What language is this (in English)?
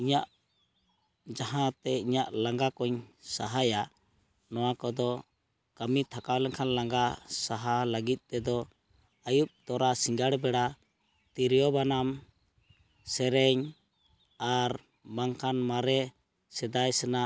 Santali